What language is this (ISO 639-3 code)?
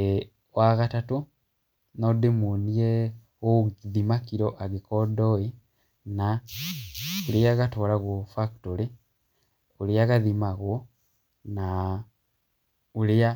kik